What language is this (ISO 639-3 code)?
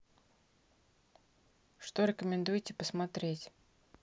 rus